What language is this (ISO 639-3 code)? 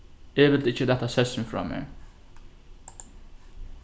fao